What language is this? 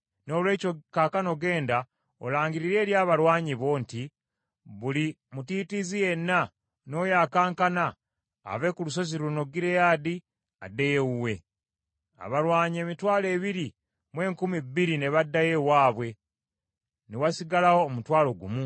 Ganda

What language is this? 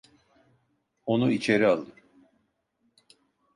Turkish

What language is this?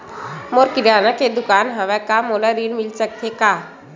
Chhattisgarhi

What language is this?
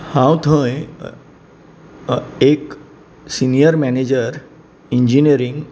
Konkani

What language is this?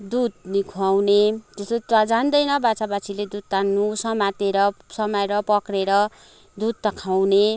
Nepali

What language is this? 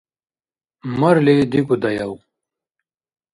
Dargwa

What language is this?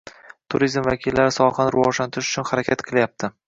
Uzbek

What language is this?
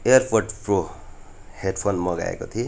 Nepali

